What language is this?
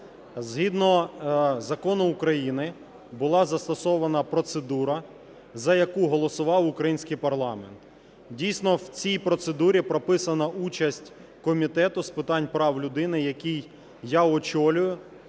Ukrainian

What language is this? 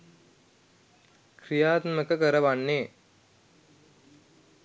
Sinhala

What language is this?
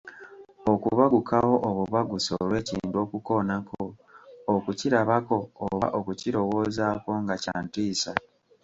Ganda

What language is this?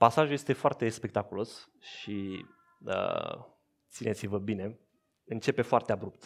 Romanian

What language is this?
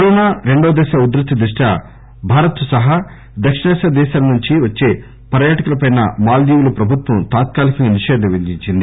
Telugu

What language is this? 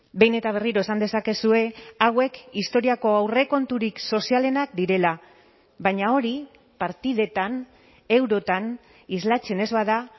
Basque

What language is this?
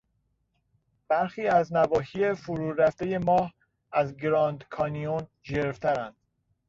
Persian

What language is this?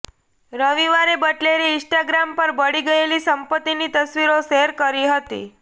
Gujarati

